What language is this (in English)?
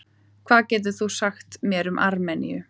Icelandic